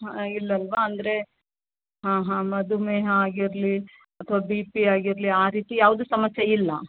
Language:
Kannada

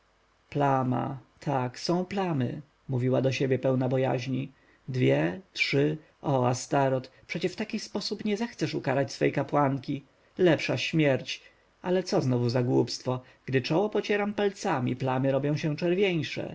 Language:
Polish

